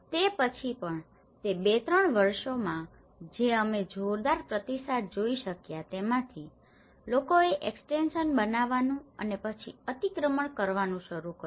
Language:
Gujarati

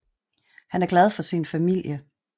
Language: Danish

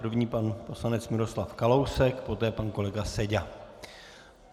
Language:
Czech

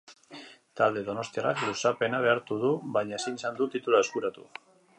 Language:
Basque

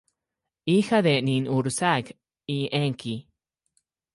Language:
Spanish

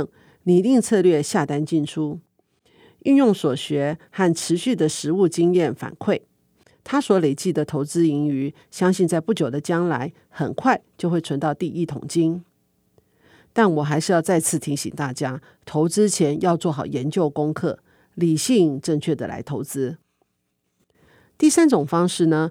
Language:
Chinese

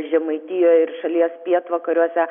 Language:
Lithuanian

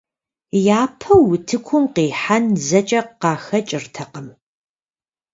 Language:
Kabardian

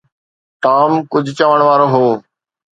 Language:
Sindhi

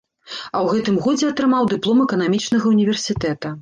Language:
Belarusian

